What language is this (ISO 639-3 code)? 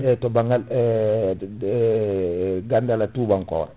ful